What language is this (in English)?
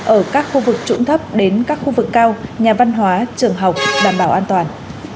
Vietnamese